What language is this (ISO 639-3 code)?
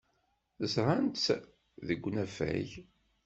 kab